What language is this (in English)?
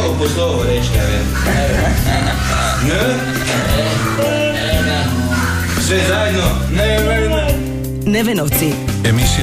Croatian